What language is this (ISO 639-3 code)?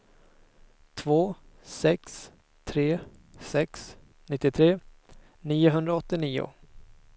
swe